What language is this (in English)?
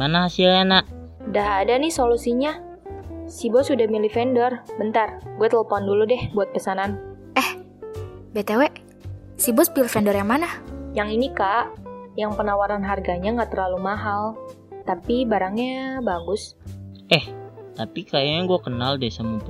Indonesian